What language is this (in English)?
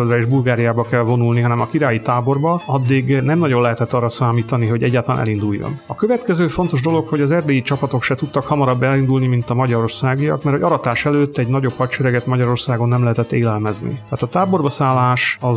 Hungarian